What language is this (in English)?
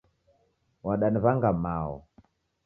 Taita